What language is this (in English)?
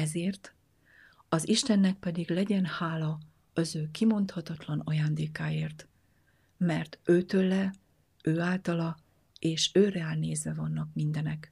Hungarian